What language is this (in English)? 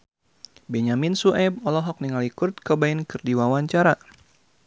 Sundanese